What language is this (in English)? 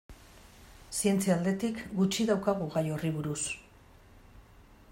Basque